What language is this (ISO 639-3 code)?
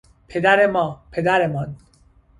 fas